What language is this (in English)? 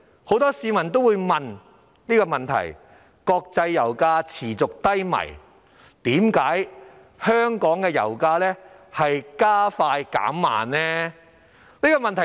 Cantonese